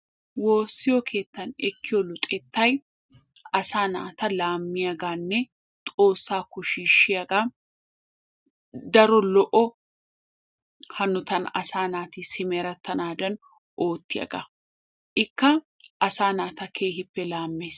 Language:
Wolaytta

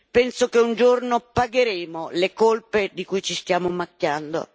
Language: Italian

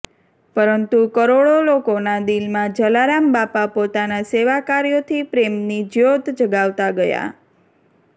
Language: Gujarati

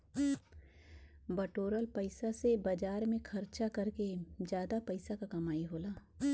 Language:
Bhojpuri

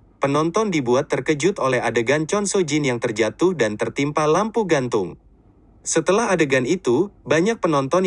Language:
Indonesian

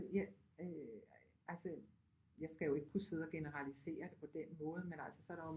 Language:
Danish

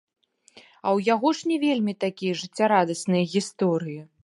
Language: Belarusian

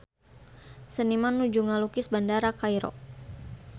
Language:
Sundanese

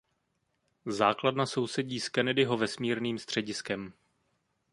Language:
Czech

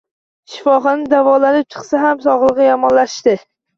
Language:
Uzbek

